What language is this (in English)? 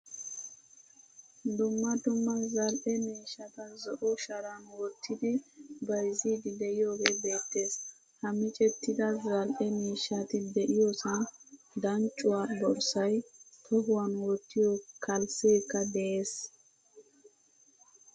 Wolaytta